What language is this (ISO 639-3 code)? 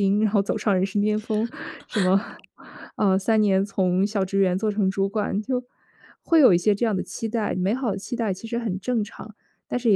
zho